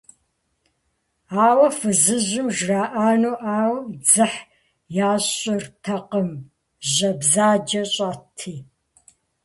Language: Kabardian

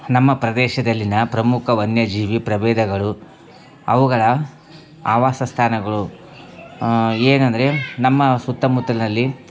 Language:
Kannada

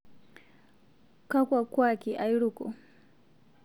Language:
Masai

